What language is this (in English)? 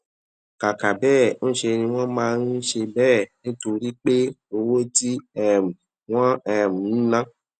Yoruba